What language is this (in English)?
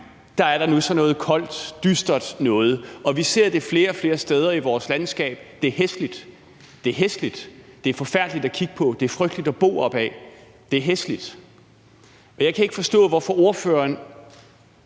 Danish